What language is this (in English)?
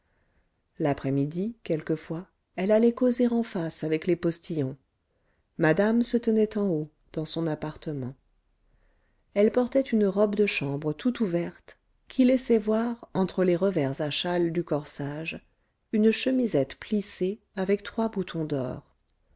French